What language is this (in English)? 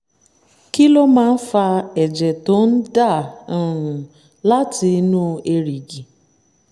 Yoruba